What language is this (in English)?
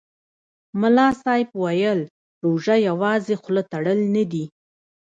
Pashto